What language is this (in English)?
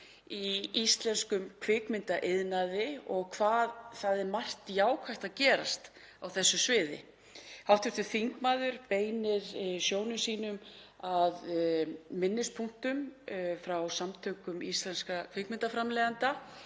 Icelandic